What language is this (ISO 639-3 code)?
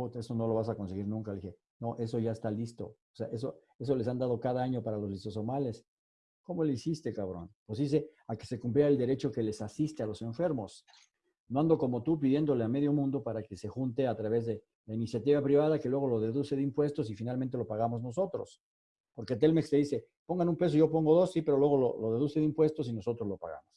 spa